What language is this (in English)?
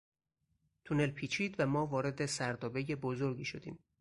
Persian